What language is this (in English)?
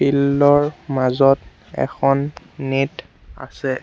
Assamese